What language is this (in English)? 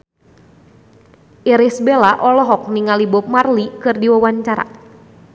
Sundanese